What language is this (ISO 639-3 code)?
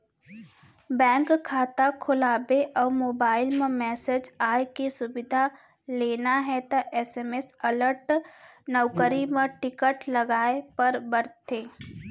hne